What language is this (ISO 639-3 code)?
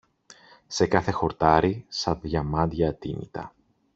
ell